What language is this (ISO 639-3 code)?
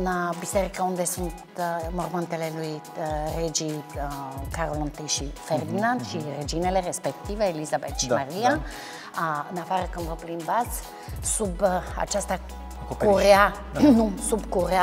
ron